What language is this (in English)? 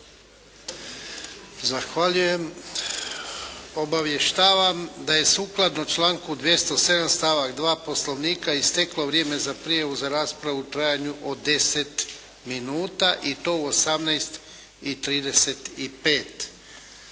Croatian